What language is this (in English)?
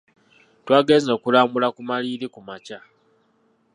Ganda